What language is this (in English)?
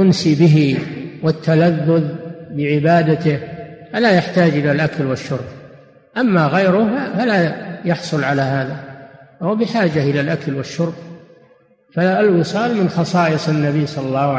Arabic